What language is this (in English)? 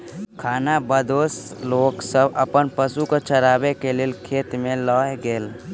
Maithili